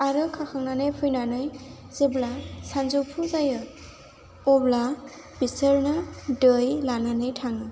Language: Bodo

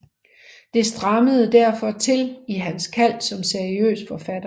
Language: Danish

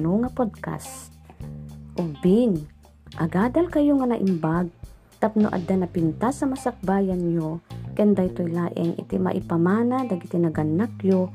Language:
Filipino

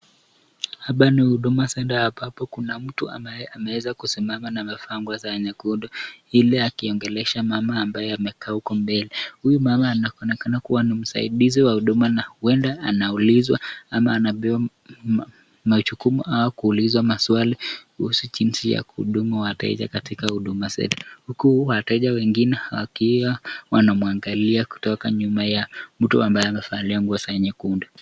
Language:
Swahili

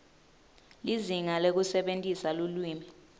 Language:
Swati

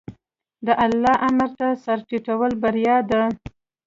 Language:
Pashto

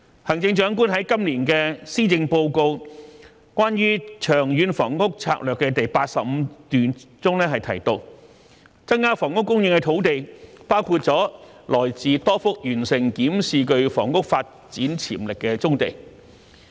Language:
Cantonese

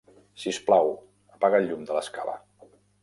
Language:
Catalan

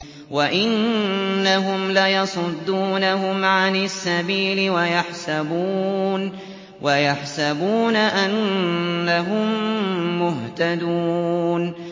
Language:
Arabic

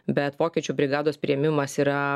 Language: Lithuanian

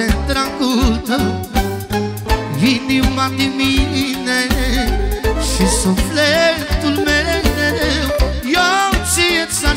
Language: Romanian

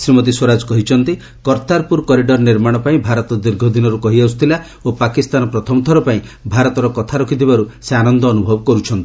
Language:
Odia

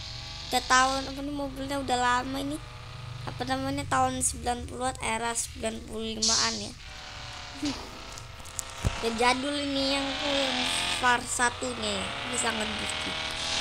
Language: Indonesian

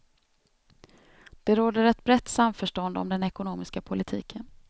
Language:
Swedish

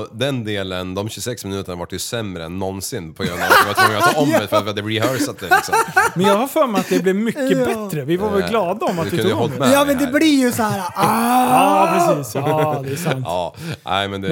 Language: Swedish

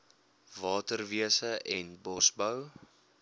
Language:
Afrikaans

